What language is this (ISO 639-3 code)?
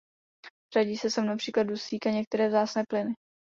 ces